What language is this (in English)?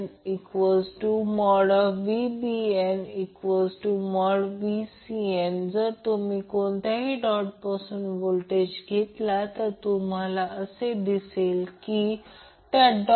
Marathi